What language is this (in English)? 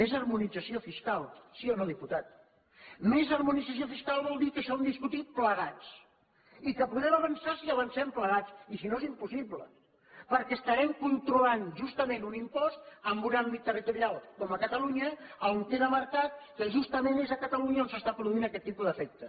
Catalan